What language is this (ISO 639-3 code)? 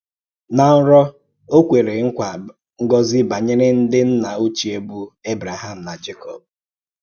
ibo